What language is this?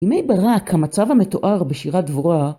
Hebrew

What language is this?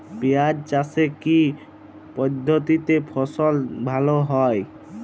Bangla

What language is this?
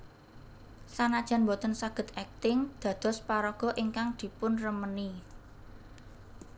Javanese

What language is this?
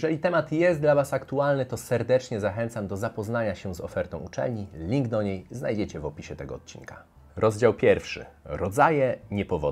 Polish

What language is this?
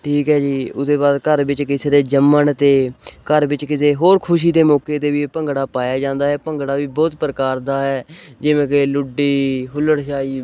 Punjabi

